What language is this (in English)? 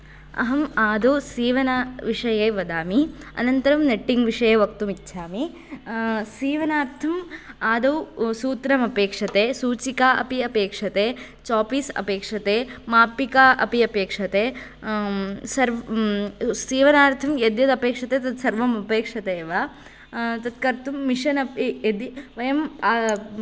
Sanskrit